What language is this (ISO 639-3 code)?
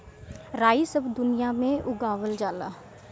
bho